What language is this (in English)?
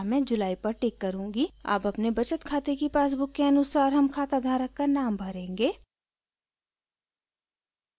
Hindi